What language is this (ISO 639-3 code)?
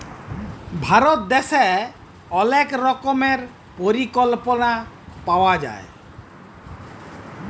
ben